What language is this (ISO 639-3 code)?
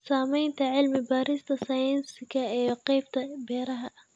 som